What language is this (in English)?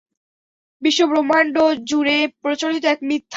Bangla